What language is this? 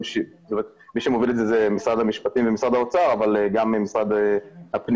Hebrew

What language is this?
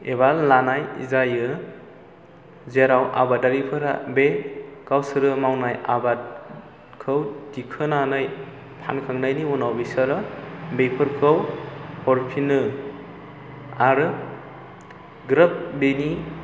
Bodo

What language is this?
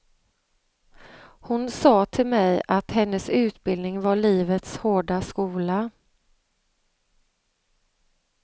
Swedish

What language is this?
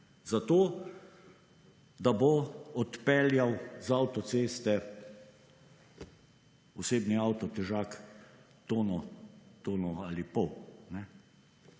Slovenian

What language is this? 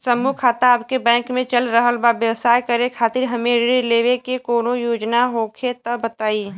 Bhojpuri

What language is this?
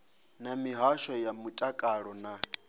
Venda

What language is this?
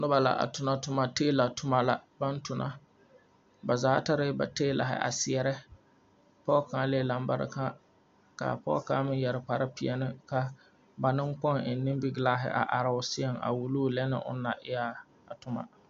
Southern Dagaare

